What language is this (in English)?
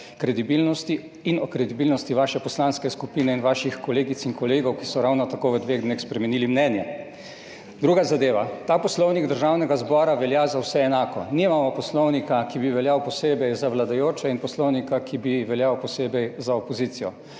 Slovenian